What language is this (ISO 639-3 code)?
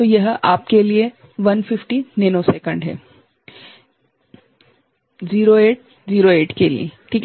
hin